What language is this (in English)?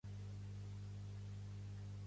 Catalan